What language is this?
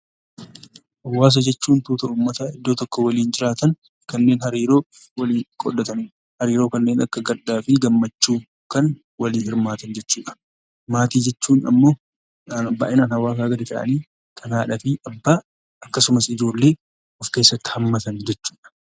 Oromo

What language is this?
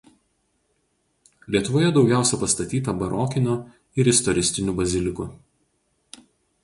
Lithuanian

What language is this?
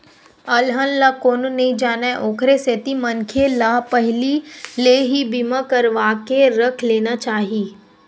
Chhattisgarhi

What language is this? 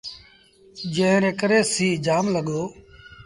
Sindhi Bhil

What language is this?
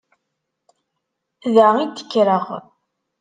Kabyle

